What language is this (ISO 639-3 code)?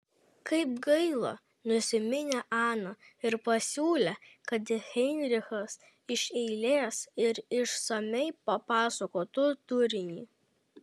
lit